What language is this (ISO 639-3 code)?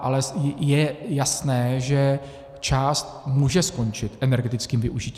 ces